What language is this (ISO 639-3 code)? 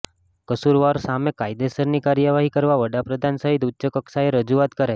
guj